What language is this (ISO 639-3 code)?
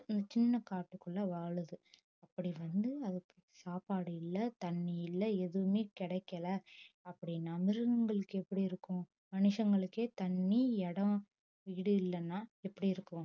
tam